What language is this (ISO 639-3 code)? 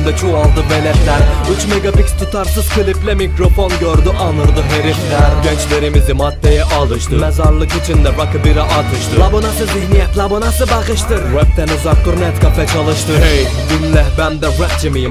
tur